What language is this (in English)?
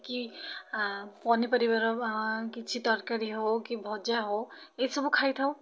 Odia